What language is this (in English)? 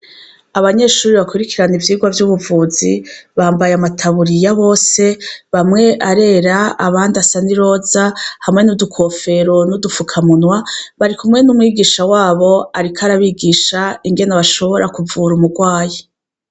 Rundi